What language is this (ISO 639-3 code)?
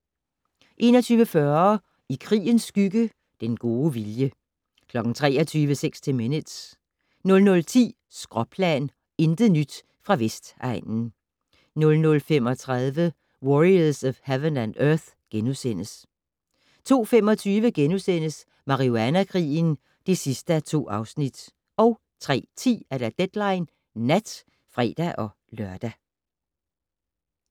dan